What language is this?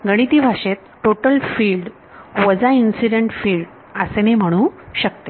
Marathi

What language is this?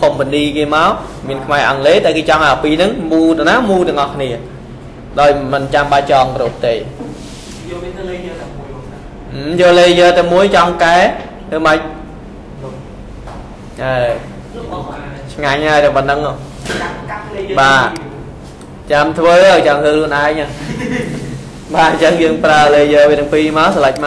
Vietnamese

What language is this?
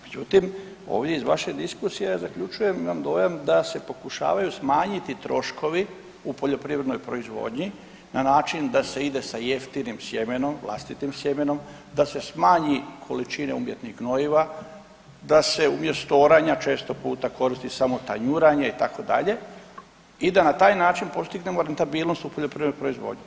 Croatian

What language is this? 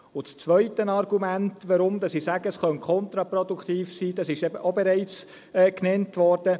Swiss German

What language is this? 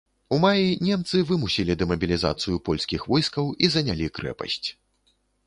Belarusian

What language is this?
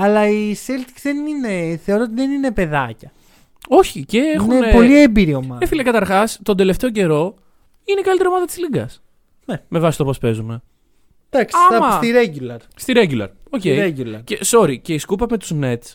Greek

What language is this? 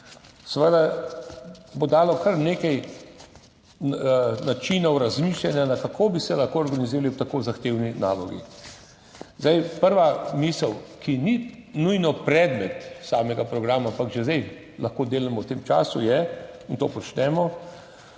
Slovenian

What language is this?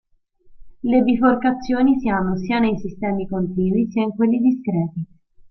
Italian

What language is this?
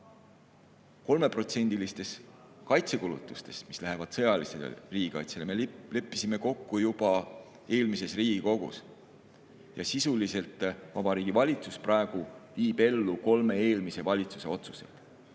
Estonian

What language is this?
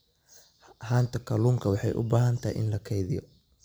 Somali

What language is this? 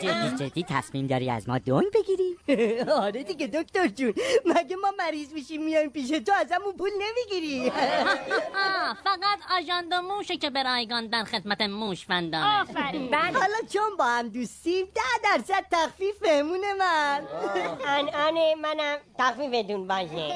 Persian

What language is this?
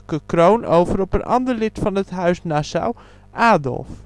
Dutch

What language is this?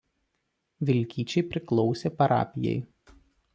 Lithuanian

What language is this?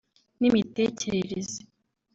Kinyarwanda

